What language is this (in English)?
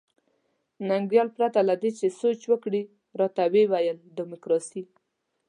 Pashto